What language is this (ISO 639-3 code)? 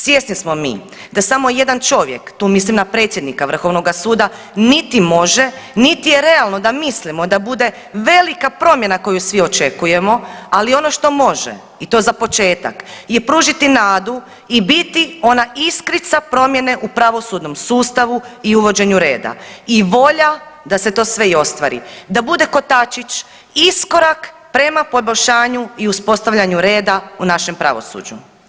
hrv